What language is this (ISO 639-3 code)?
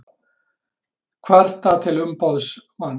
isl